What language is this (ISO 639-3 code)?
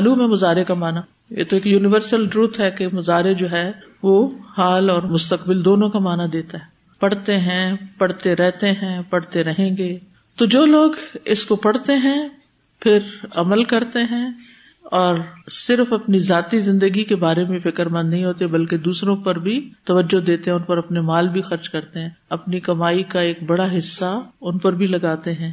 urd